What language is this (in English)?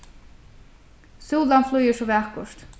Faroese